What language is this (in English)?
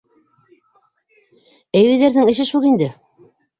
Bashkir